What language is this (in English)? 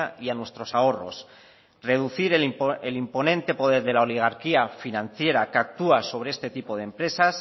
Spanish